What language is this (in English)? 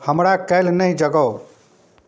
Maithili